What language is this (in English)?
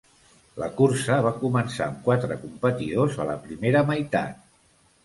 Catalan